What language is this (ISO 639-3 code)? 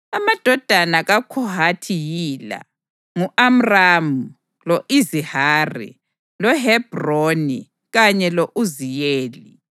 nde